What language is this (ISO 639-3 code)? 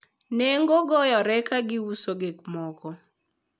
luo